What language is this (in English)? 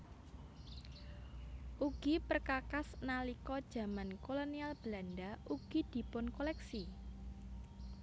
Javanese